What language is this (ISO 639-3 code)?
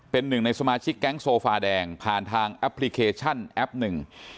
tha